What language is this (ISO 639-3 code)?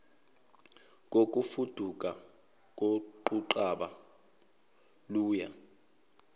zul